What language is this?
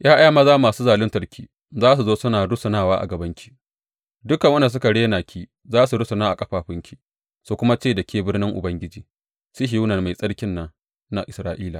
Hausa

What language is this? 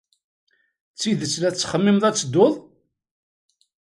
Kabyle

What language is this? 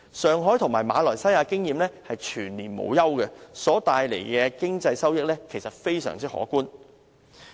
Cantonese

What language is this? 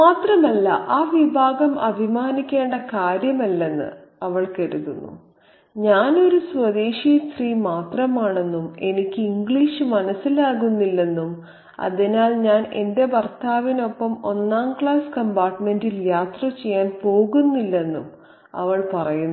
Malayalam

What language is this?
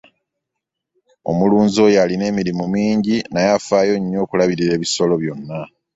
Ganda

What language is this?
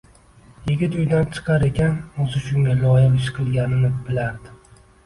Uzbek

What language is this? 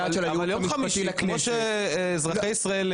Hebrew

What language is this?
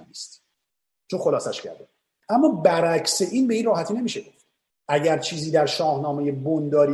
Persian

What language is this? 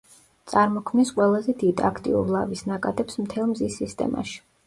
Georgian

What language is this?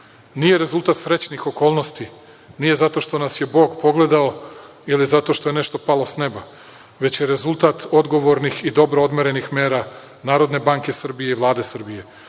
Serbian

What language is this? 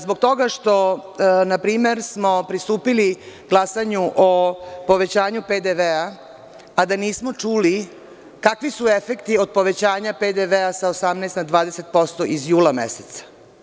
Serbian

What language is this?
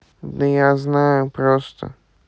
Russian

